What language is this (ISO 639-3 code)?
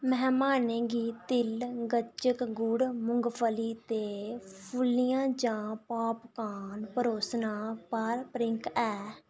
doi